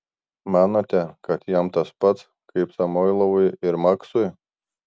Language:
Lithuanian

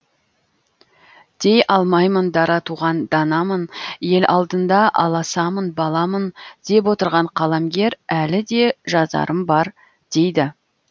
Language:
Kazakh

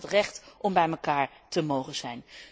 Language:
Dutch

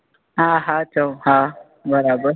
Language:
Sindhi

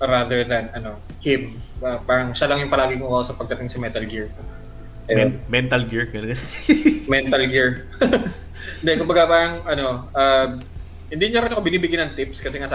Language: Filipino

